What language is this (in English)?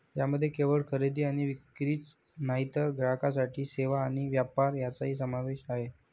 Marathi